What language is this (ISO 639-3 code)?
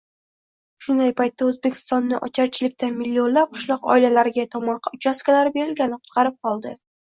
uzb